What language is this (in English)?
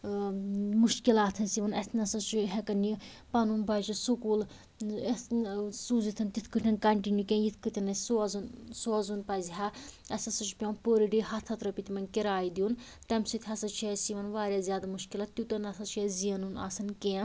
Kashmiri